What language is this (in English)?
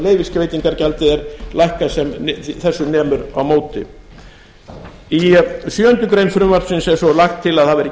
Icelandic